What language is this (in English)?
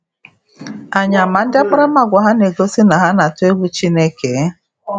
Igbo